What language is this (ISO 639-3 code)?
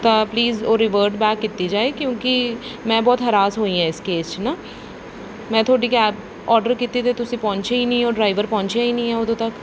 pan